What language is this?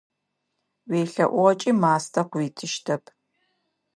Adyghe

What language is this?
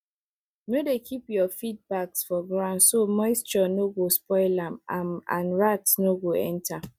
Nigerian Pidgin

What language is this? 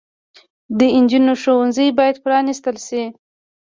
Pashto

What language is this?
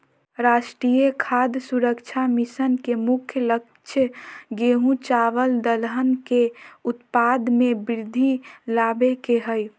Magahi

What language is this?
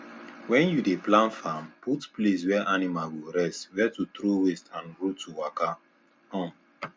Nigerian Pidgin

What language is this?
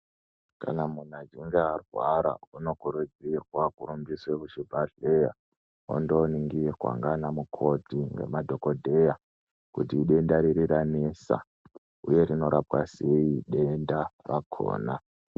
Ndau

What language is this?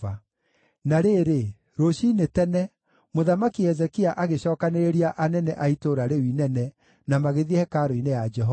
Kikuyu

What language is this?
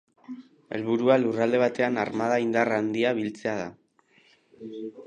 Basque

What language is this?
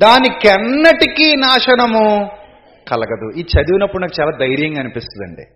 Telugu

